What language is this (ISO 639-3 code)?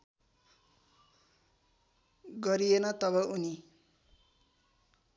nep